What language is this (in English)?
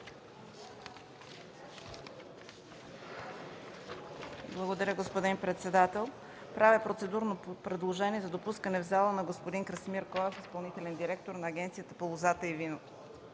Bulgarian